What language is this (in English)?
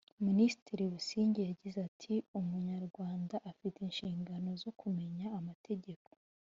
Kinyarwanda